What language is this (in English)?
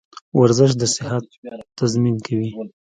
Pashto